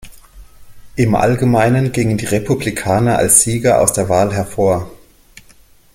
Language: German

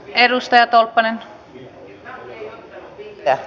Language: Finnish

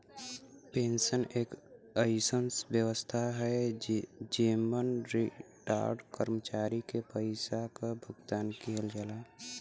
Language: Bhojpuri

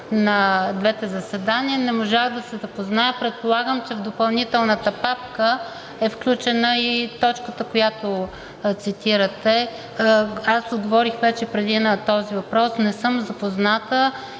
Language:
Bulgarian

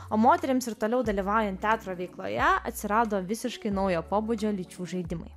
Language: Lithuanian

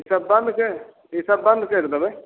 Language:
Maithili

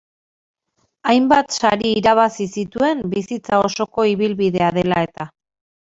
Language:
Basque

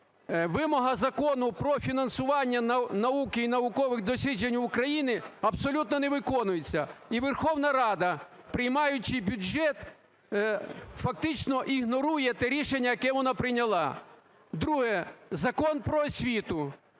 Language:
Ukrainian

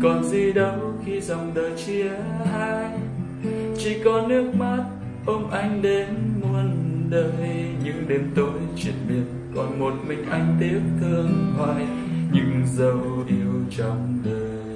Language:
Vietnamese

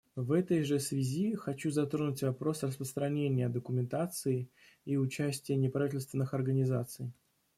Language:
Russian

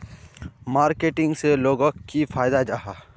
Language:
Magahi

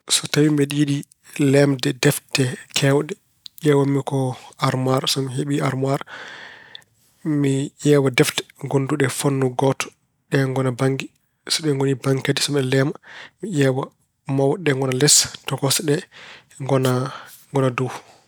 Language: Fula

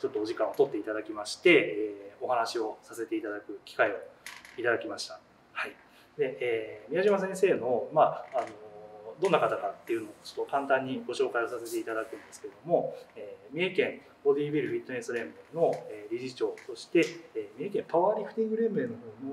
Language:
Japanese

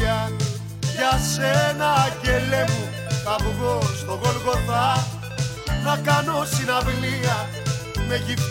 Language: Greek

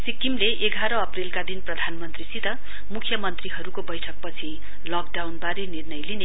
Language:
Nepali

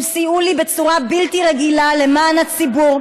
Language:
Hebrew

